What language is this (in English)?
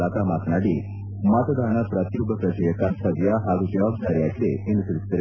Kannada